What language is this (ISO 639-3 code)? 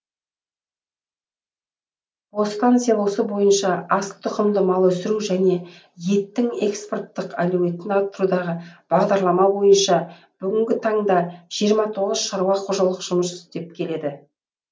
kaz